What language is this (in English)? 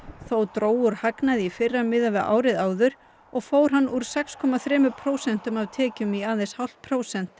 Icelandic